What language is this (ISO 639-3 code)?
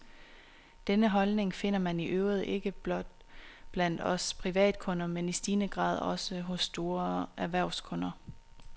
dan